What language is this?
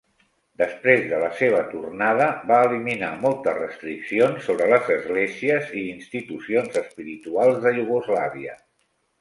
Catalan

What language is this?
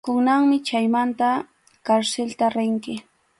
Arequipa-La Unión Quechua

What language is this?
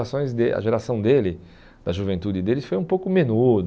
Portuguese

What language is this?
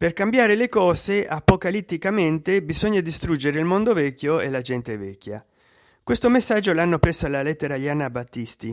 Italian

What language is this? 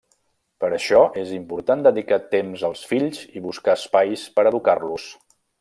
Catalan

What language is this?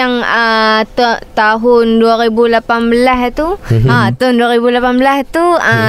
Malay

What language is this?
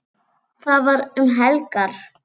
Icelandic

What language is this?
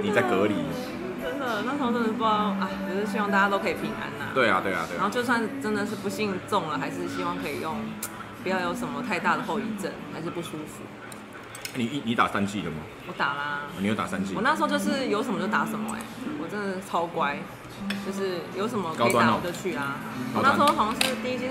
Chinese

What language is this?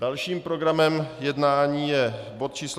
Czech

